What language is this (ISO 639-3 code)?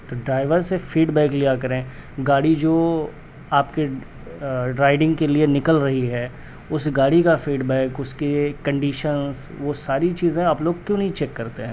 urd